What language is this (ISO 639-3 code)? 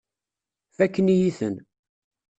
kab